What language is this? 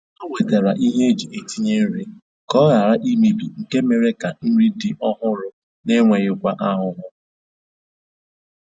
Igbo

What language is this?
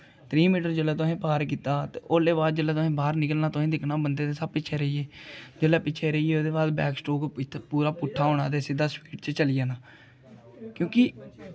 Dogri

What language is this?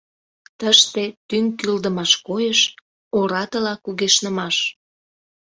Mari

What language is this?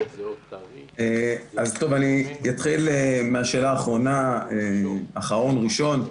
Hebrew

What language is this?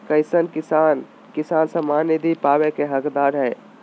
Magahi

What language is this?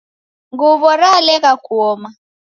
Taita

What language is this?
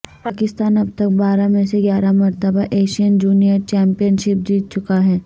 Urdu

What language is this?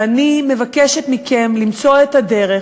Hebrew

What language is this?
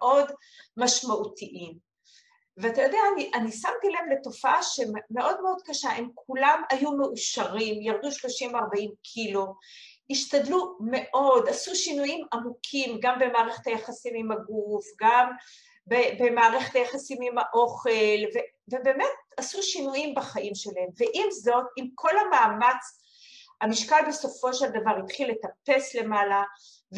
Hebrew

